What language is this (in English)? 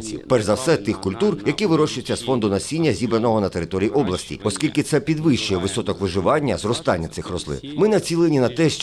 Ukrainian